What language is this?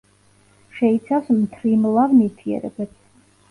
Georgian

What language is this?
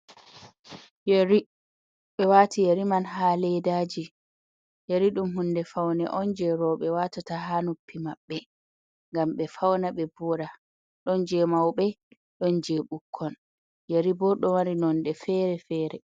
Fula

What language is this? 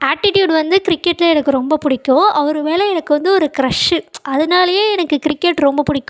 Tamil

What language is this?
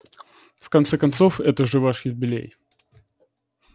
Russian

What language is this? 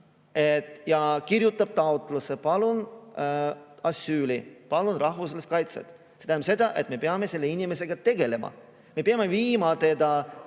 Estonian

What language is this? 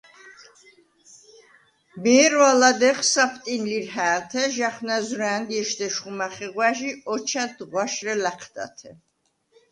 Svan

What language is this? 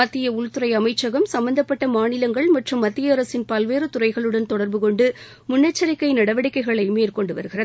Tamil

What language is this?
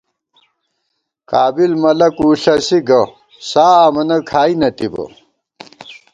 Gawar-Bati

